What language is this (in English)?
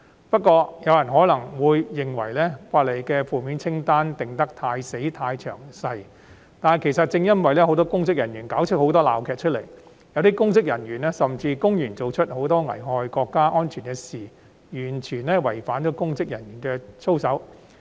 Cantonese